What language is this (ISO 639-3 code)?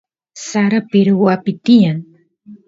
qus